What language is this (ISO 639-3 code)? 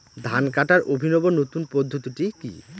ben